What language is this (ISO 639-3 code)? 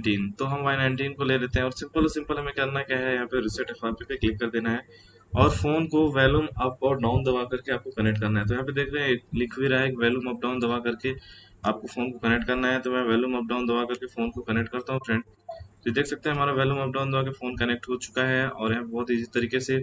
hin